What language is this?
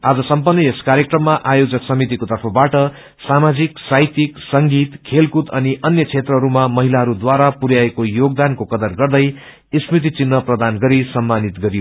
Nepali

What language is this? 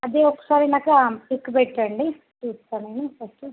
Telugu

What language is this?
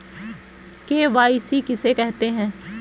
Hindi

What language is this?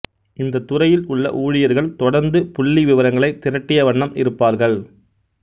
Tamil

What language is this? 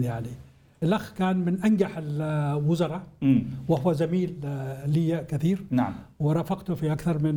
Arabic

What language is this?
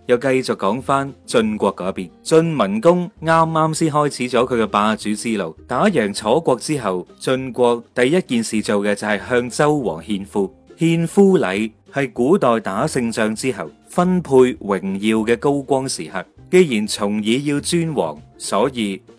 Chinese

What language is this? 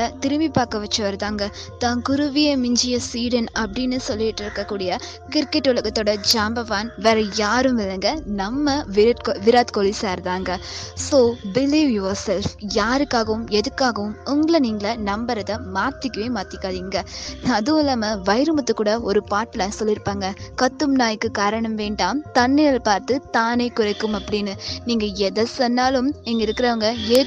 Tamil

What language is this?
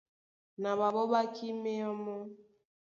Duala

